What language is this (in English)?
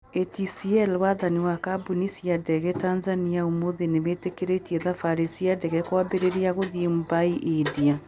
Kikuyu